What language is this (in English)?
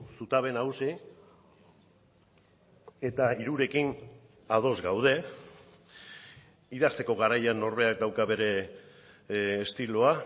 Basque